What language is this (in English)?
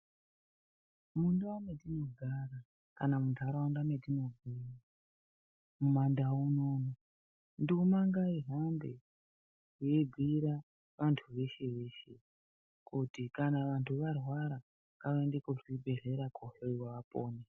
Ndau